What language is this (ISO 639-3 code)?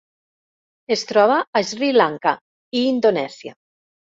cat